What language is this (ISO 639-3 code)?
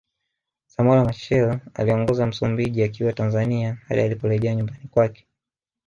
swa